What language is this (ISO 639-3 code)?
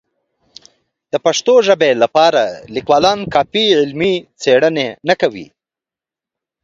pus